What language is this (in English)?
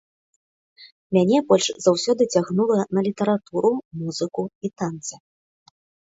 Belarusian